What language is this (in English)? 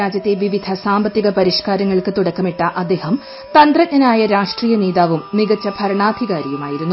Malayalam